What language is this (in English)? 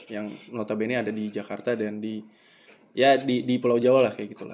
Indonesian